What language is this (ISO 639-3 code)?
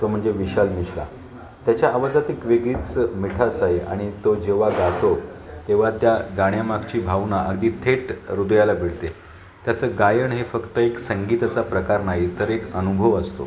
mar